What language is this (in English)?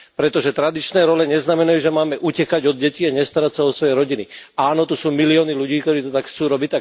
Slovak